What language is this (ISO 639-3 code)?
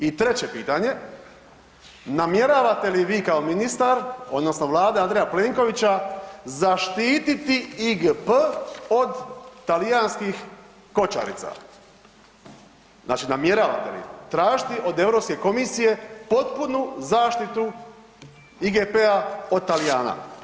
hrv